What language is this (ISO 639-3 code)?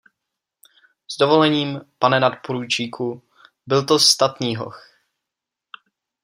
ces